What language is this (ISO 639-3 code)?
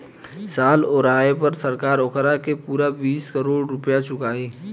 bho